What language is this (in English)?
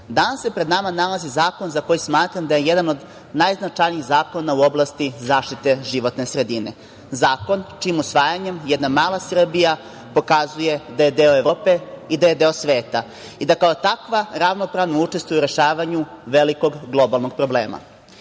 Serbian